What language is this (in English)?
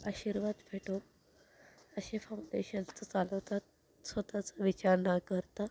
Marathi